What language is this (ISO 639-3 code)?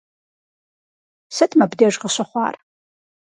kbd